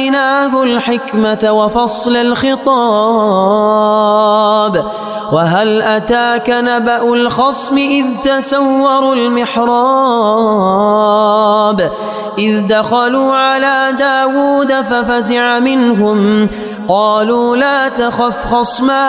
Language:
Arabic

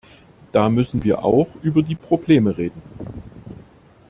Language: German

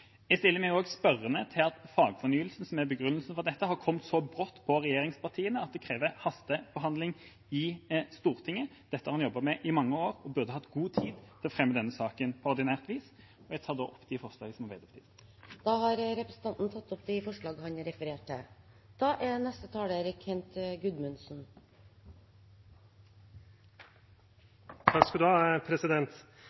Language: Norwegian Bokmål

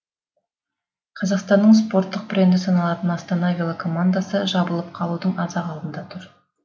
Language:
Kazakh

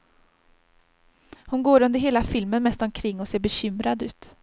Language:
Swedish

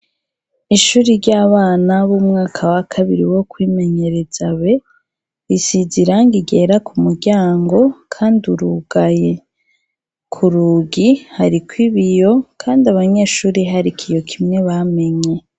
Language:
Rundi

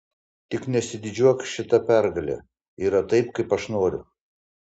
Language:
Lithuanian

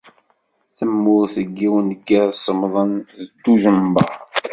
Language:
Kabyle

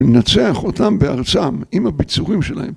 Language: Hebrew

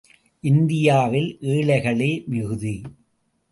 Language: Tamil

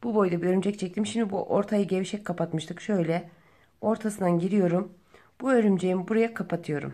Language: Turkish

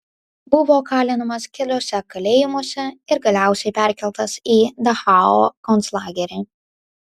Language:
Lithuanian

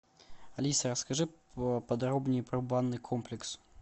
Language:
Russian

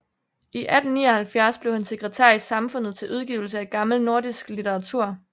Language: Danish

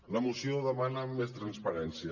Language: Catalan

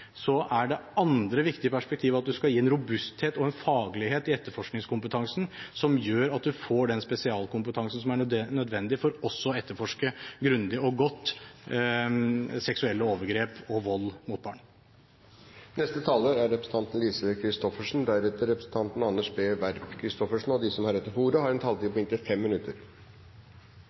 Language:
Norwegian Bokmål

